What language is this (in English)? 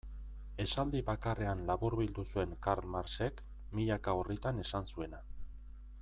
Basque